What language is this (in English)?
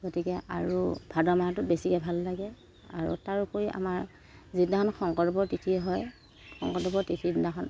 Assamese